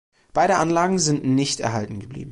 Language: German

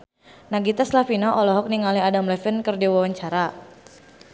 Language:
Sundanese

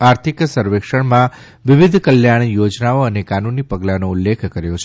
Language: Gujarati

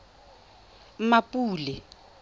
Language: Tswana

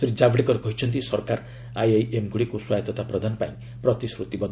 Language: Odia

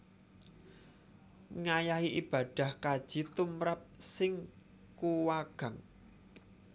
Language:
Javanese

